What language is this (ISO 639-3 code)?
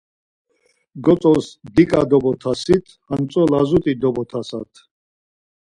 lzz